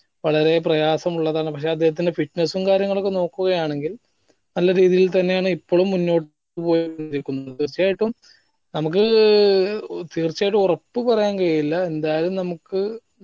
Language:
Malayalam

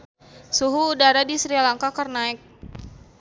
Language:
Sundanese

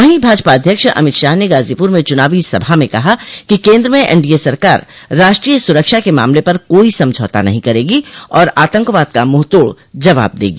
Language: Hindi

